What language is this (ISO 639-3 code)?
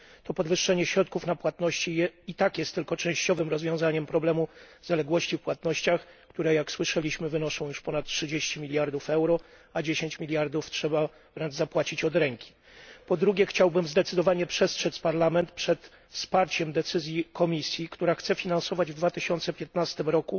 pol